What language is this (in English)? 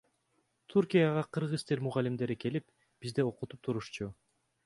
Kyrgyz